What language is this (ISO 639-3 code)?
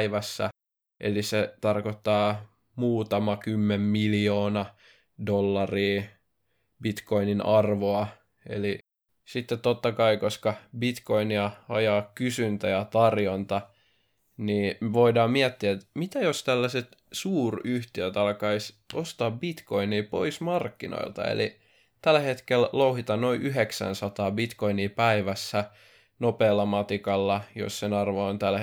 fin